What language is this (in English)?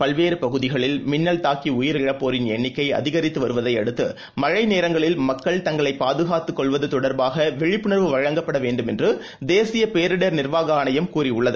Tamil